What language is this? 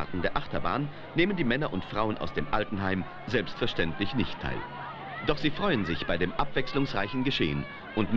German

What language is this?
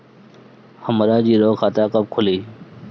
Bhojpuri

